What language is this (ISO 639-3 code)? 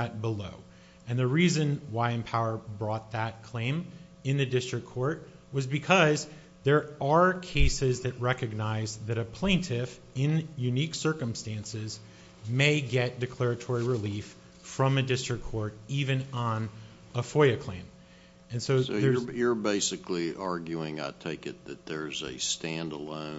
eng